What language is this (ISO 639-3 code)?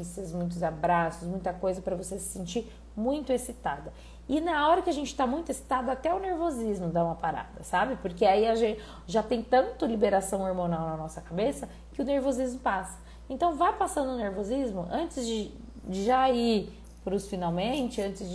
por